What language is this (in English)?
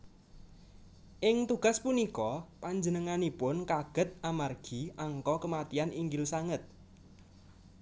Javanese